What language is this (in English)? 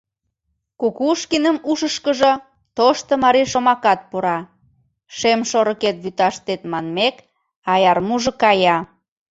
Mari